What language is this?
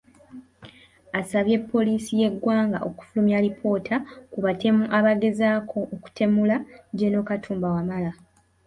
Ganda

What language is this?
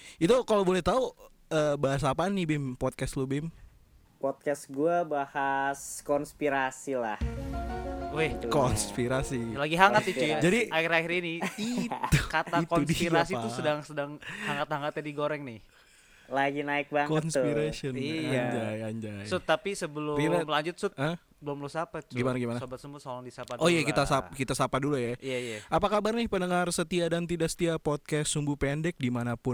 Indonesian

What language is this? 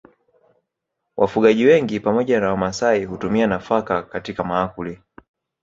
Swahili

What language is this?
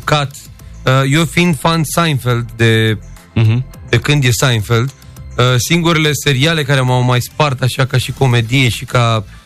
Romanian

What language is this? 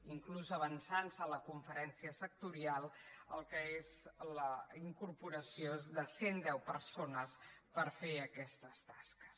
Catalan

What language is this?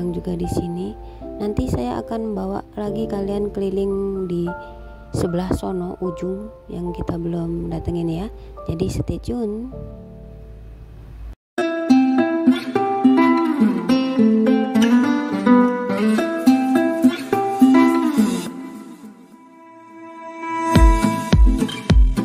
Indonesian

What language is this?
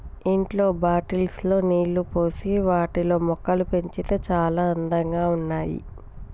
Telugu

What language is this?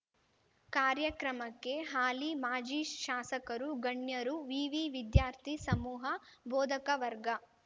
Kannada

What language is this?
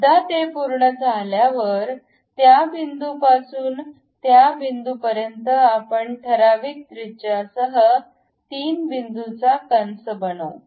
Marathi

